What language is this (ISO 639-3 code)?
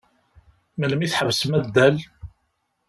kab